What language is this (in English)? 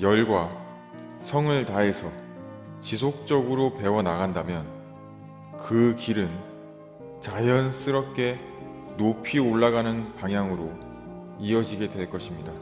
Korean